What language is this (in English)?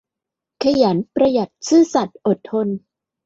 Thai